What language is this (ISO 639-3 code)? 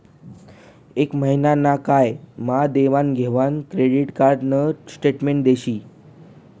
mar